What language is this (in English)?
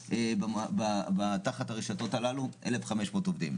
Hebrew